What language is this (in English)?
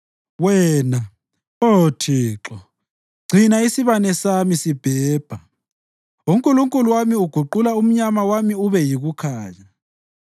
North Ndebele